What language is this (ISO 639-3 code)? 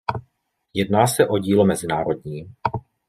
ces